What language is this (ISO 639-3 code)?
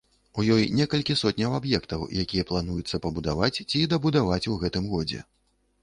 bel